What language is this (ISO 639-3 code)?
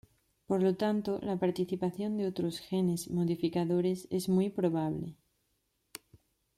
spa